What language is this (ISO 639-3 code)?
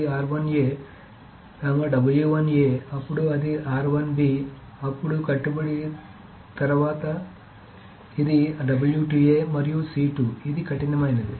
tel